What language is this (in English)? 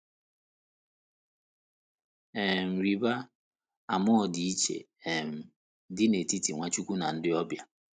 Igbo